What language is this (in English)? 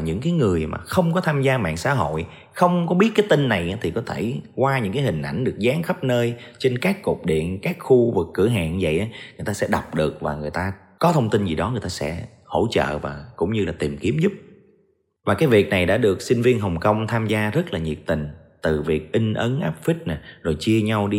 Vietnamese